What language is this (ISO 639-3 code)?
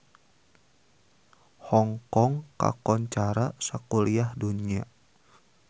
sun